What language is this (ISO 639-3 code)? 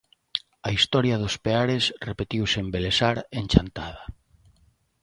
glg